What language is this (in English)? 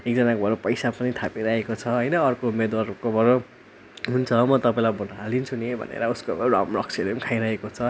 Nepali